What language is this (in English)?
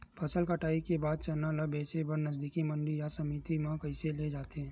Chhattisgarhi